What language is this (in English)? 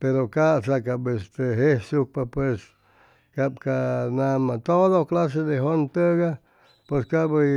Chimalapa Zoque